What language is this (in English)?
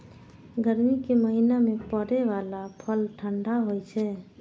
Maithili